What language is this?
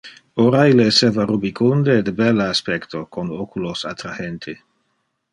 Interlingua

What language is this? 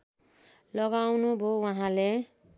Nepali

